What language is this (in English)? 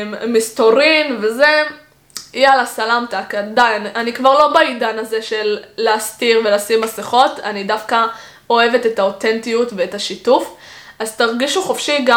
Hebrew